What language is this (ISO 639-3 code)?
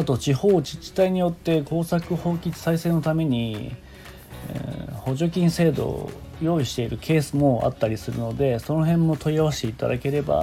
jpn